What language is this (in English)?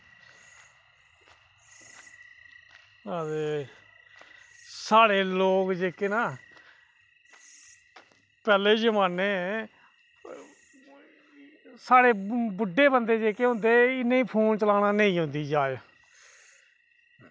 Dogri